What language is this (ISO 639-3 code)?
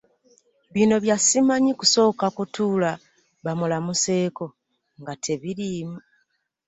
lug